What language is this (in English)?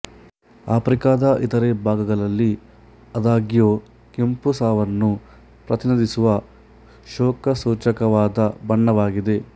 Kannada